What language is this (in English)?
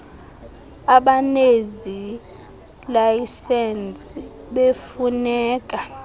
Xhosa